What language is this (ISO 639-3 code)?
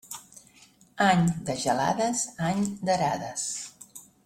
cat